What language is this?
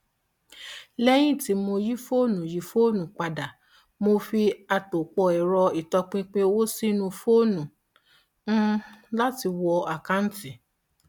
Yoruba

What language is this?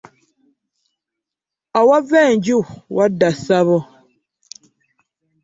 Ganda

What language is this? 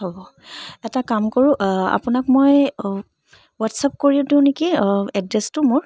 Assamese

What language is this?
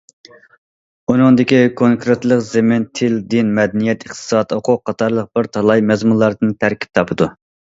Uyghur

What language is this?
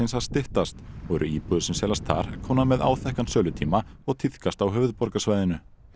Icelandic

